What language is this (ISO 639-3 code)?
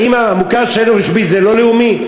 heb